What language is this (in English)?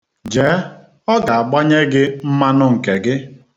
Igbo